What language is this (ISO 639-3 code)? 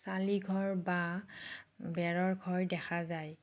asm